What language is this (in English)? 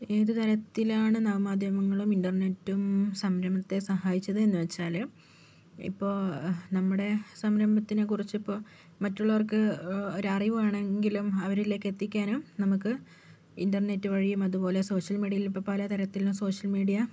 Malayalam